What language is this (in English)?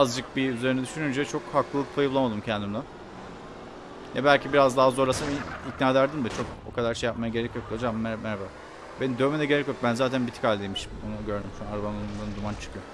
Turkish